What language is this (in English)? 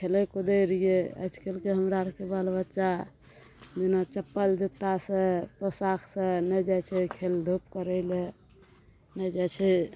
Maithili